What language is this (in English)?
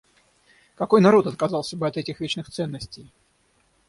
Russian